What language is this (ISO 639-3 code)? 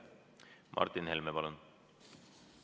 est